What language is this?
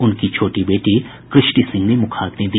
Hindi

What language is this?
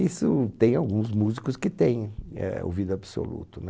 Portuguese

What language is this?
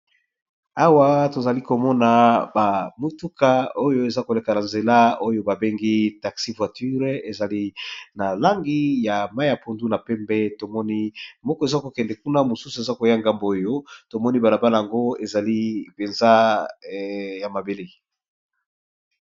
Lingala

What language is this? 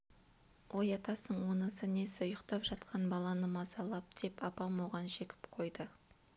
Kazakh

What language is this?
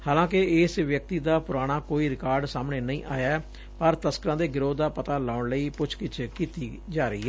Punjabi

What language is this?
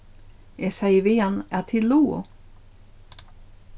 Faroese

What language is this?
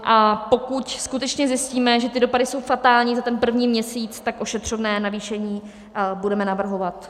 Czech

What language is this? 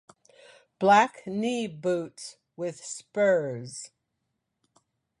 English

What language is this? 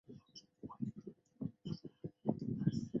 Chinese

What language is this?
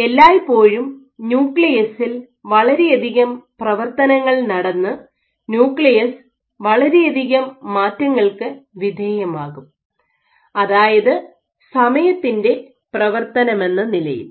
Malayalam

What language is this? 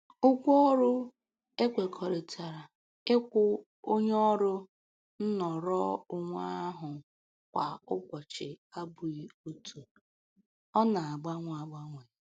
Igbo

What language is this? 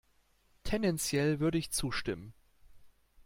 German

